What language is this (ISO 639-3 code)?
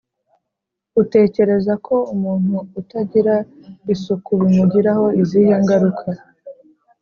kin